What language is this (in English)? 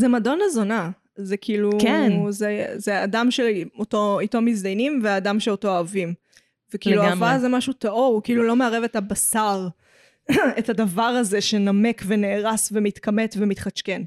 Hebrew